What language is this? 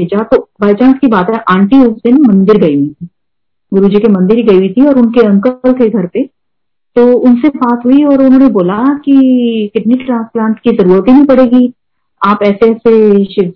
Hindi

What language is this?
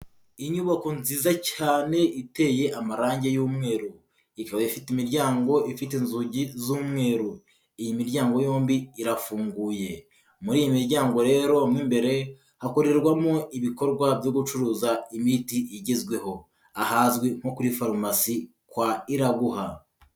Kinyarwanda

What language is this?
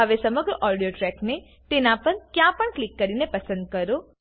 Gujarati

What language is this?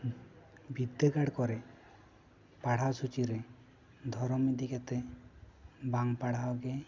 Santali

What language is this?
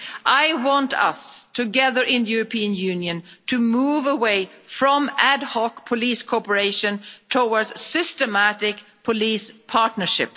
English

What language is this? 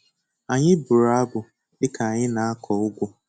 Igbo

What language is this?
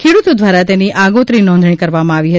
Gujarati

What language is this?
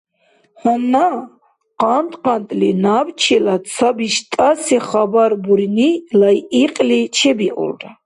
Dargwa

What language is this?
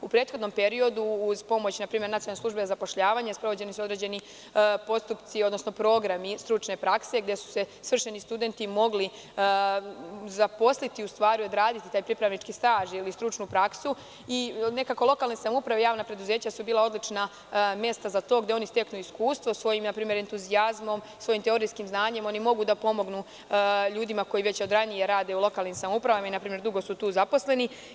Serbian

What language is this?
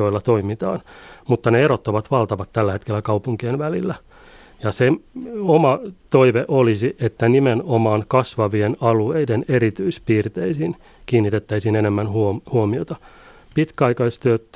Finnish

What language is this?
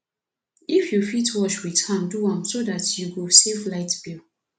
Nigerian Pidgin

